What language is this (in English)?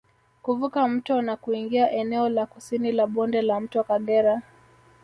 Swahili